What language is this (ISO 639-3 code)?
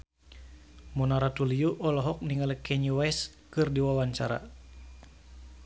sun